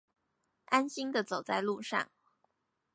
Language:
Chinese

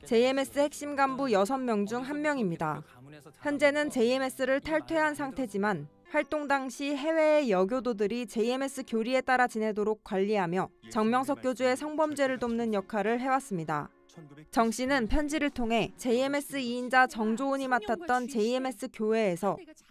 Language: Korean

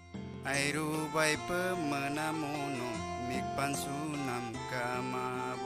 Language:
Indonesian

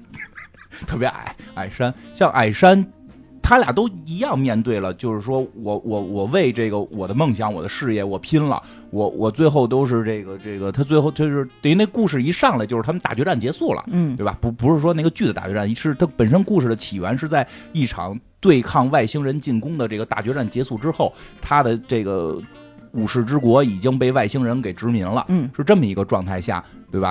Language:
Chinese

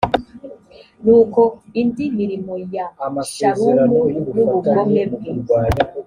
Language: Kinyarwanda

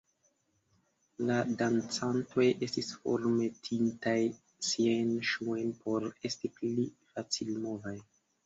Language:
Esperanto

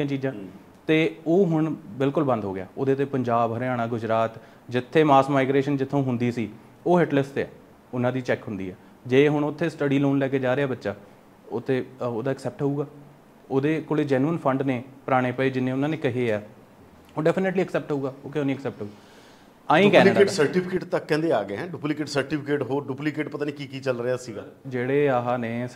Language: Punjabi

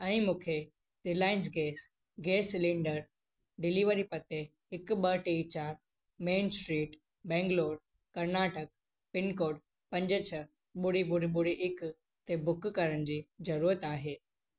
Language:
Sindhi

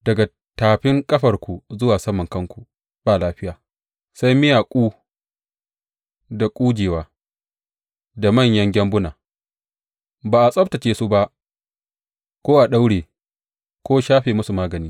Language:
Hausa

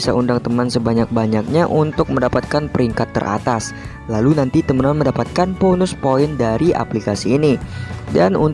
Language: Indonesian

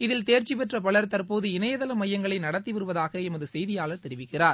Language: Tamil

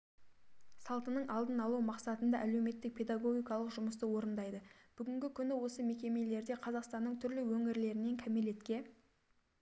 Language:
Kazakh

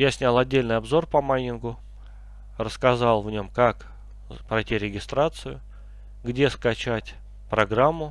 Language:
Russian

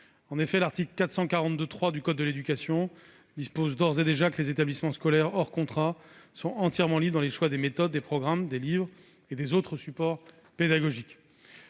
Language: French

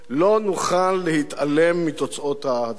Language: Hebrew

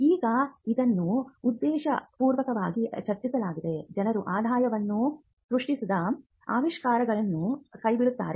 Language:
Kannada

